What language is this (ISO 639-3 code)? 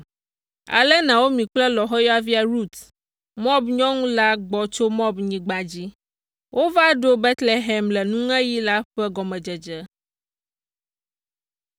ewe